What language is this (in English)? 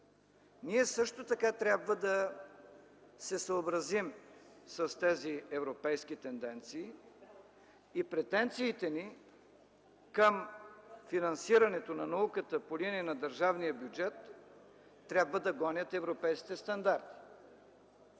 Bulgarian